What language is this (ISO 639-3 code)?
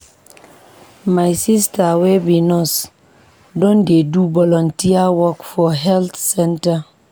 pcm